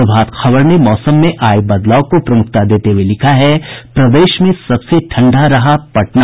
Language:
Hindi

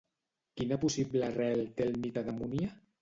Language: Catalan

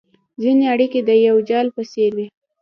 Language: Pashto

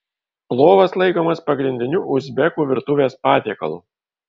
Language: Lithuanian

